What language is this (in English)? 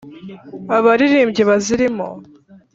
Kinyarwanda